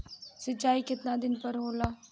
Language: Bhojpuri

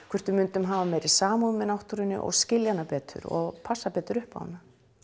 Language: Icelandic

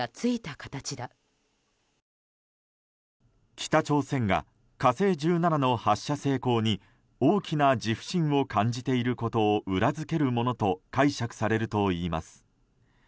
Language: Japanese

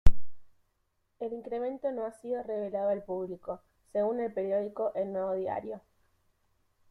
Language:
Spanish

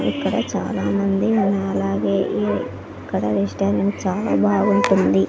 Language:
Telugu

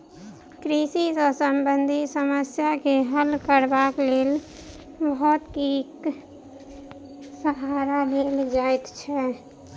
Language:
Maithili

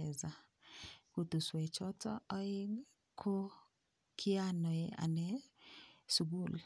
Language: Kalenjin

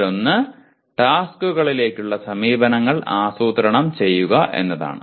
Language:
Malayalam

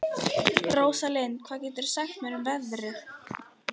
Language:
Icelandic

